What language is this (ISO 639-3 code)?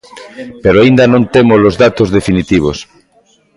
glg